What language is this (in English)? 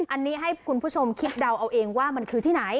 Thai